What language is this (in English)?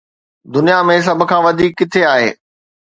Sindhi